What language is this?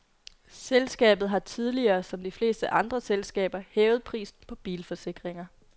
Danish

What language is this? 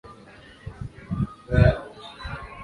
Swahili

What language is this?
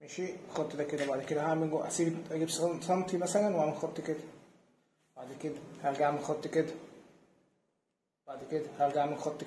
Arabic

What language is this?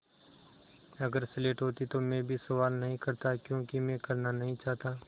Hindi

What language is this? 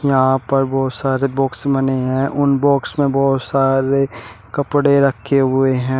Hindi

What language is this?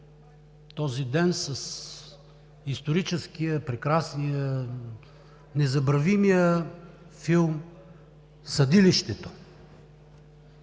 Bulgarian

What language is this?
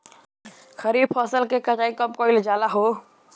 Bhojpuri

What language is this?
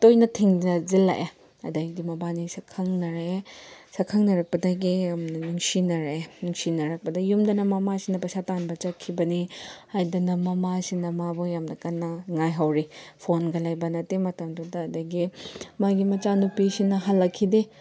Manipuri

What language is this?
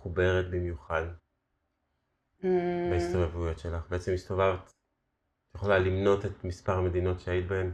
Hebrew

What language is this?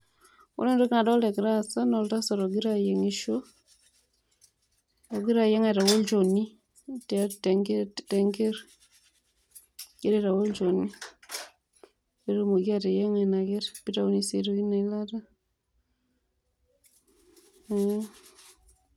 Masai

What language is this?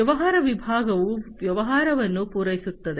Kannada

